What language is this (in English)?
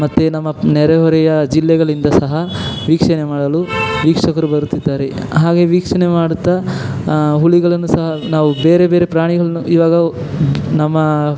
Kannada